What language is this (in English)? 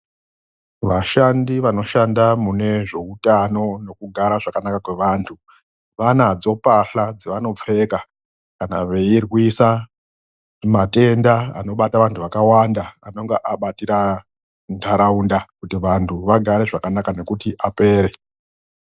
Ndau